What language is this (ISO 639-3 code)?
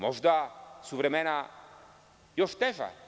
srp